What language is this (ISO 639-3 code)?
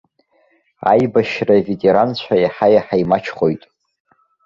abk